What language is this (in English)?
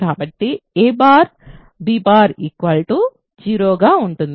Telugu